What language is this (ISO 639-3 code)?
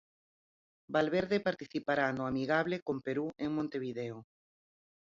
glg